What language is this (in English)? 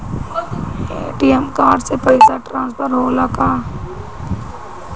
Bhojpuri